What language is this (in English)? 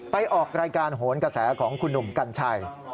Thai